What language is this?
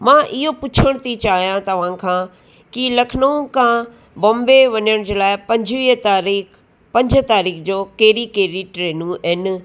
Sindhi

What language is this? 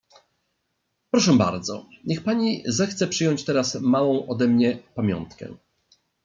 Polish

